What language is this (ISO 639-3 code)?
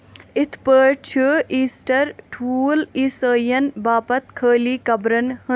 kas